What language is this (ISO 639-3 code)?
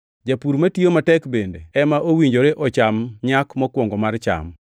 luo